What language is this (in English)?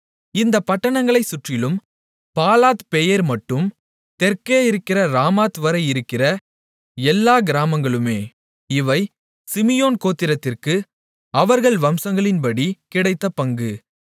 Tamil